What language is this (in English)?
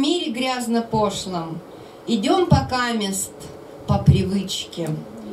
Russian